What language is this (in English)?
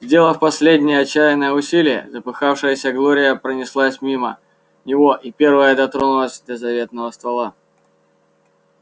Russian